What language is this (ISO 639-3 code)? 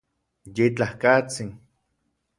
ncx